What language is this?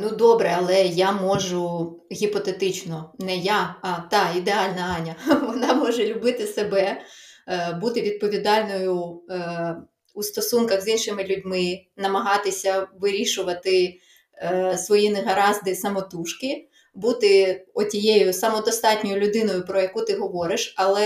Ukrainian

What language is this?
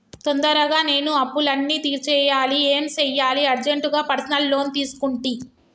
Telugu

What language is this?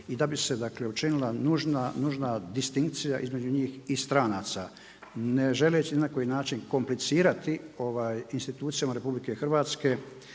Croatian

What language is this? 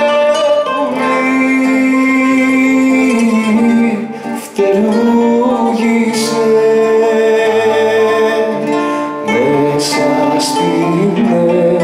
Romanian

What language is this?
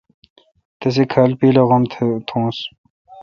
Kalkoti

